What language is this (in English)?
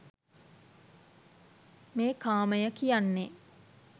Sinhala